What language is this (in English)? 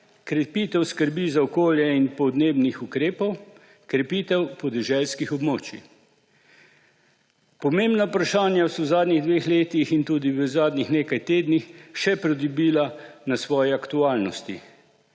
Slovenian